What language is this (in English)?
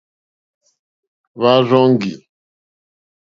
Mokpwe